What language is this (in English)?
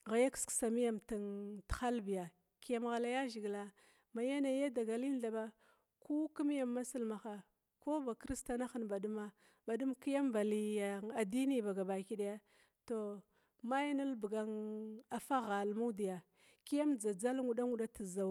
Glavda